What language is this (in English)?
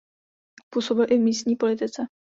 Czech